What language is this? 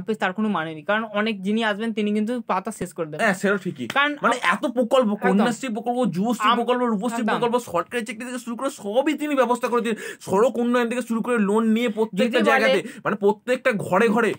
Bangla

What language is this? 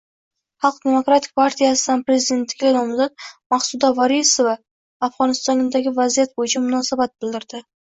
Uzbek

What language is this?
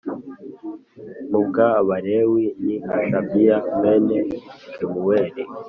Kinyarwanda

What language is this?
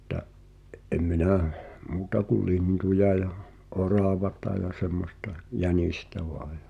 Finnish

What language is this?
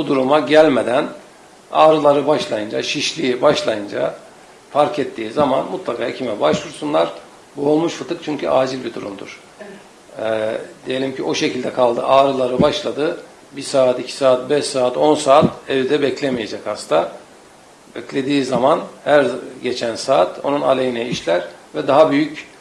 Turkish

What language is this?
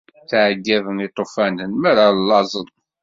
Kabyle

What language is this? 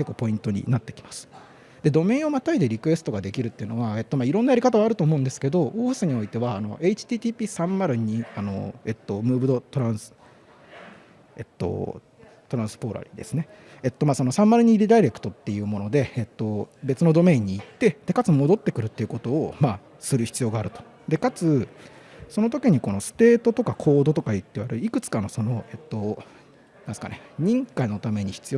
Japanese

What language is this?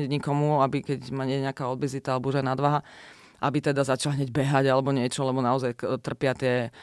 Slovak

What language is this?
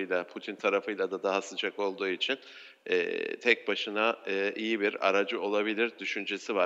Turkish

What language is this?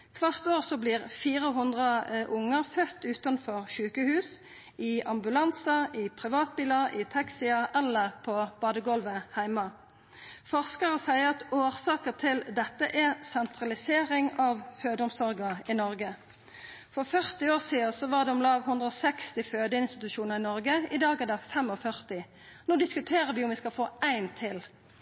Norwegian Nynorsk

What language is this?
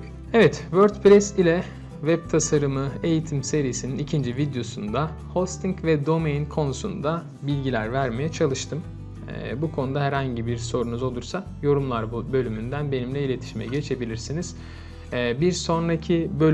Turkish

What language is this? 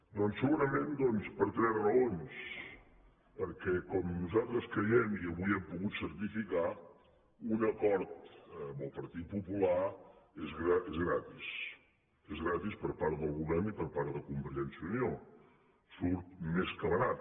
Catalan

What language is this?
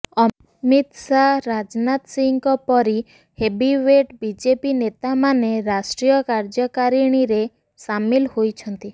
Odia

